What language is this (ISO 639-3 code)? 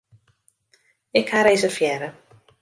fry